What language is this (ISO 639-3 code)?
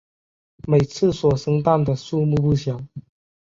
zho